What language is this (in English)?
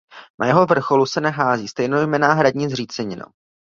Czech